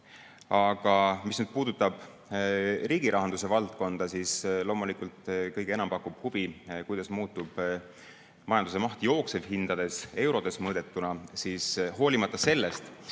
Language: Estonian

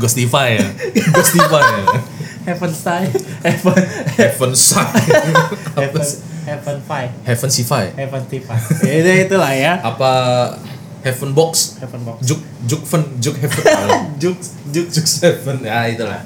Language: Indonesian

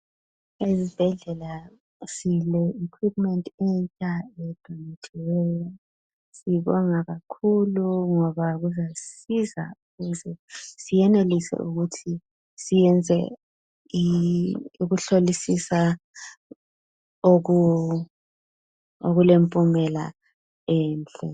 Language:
North Ndebele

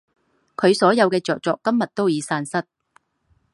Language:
Chinese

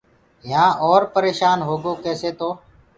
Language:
Gurgula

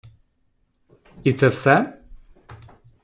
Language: Ukrainian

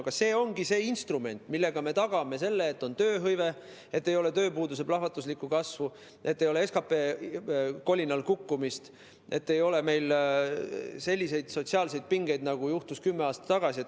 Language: Estonian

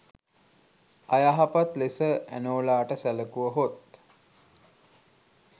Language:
Sinhala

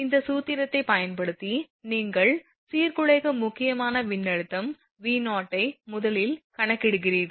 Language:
Tamil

